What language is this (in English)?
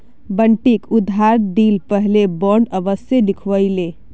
Magahi